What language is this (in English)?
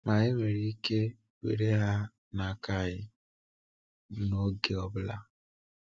Igbo